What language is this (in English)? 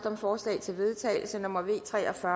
Danish